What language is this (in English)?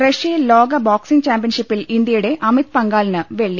Malayalam